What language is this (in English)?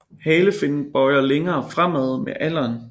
Danish